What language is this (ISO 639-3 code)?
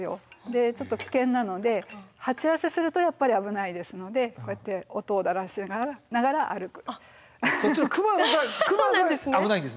jpn